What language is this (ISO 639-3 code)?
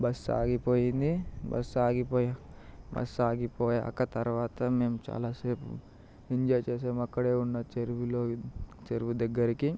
tel